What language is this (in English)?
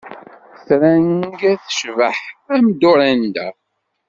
Kabyle